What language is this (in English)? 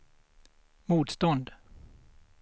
Swedish